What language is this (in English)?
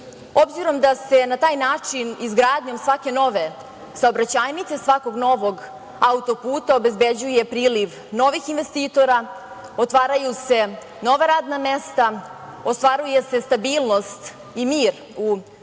Serbian